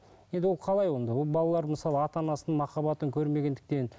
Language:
Kazakh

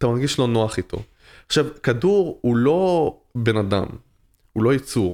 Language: Hebrew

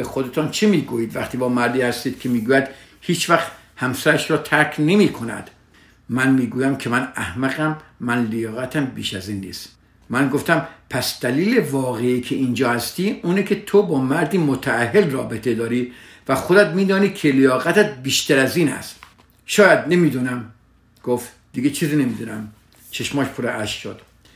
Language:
Persian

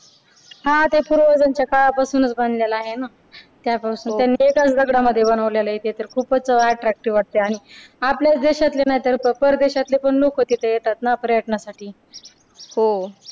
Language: Marathi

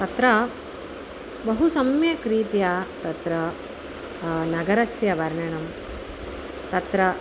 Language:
Sanskrit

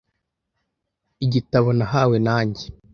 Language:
Kinyarwanda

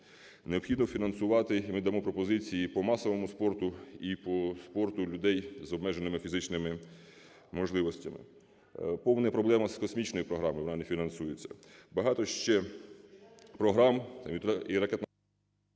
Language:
Ukrainian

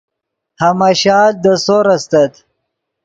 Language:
Yidgha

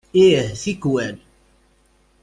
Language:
Kabyle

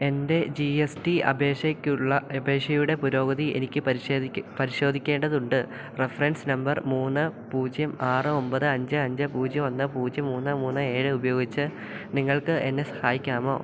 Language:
Malayalam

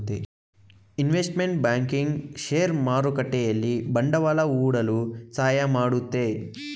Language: Kannada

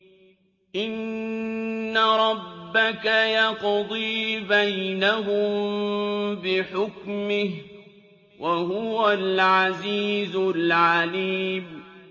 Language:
Arabic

